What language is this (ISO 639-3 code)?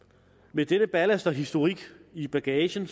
dan